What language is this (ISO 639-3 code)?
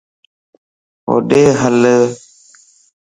lss